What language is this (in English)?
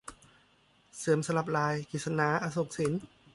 Thai